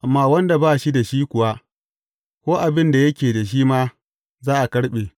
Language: Hausa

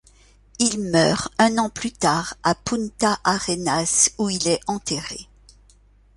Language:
French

